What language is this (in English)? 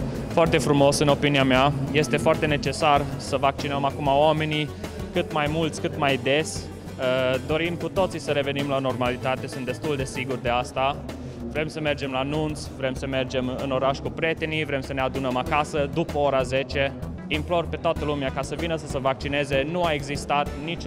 Romanian